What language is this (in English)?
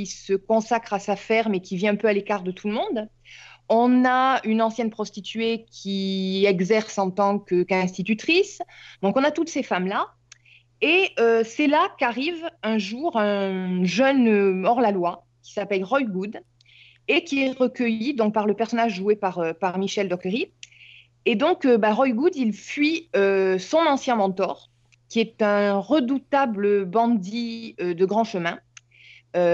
French